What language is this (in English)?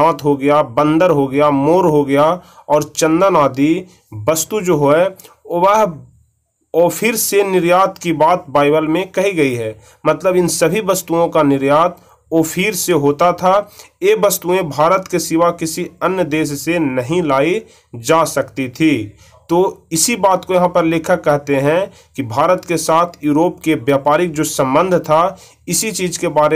Hindi